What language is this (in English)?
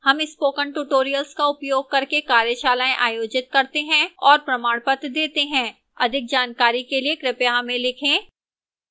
Hindi